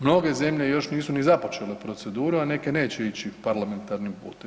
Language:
Croatian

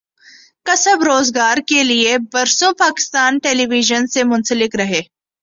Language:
Urdu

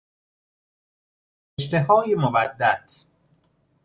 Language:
Persian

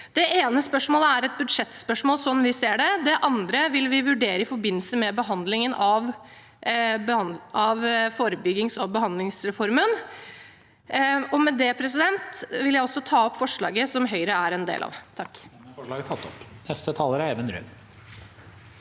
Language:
Norwegian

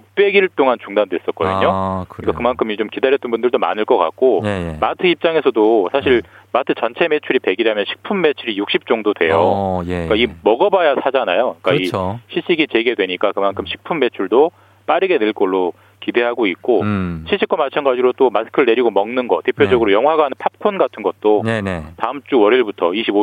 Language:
Korean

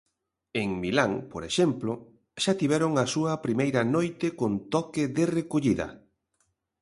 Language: Galician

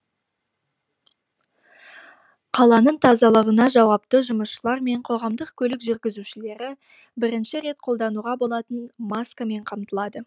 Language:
Kazakh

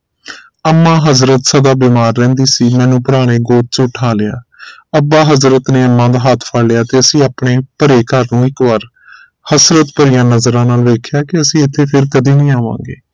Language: Punjabi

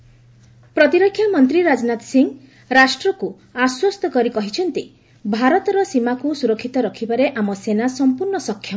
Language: Odia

